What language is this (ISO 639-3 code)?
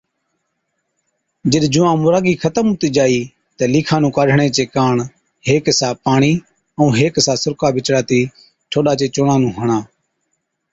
odk